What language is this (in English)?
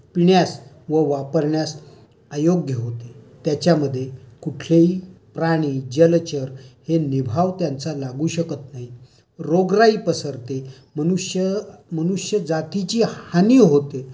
Marathi